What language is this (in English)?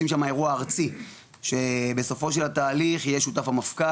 Hebrew